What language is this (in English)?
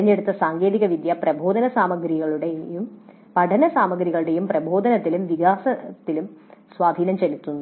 Malayalam